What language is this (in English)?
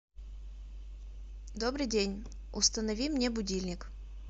Russian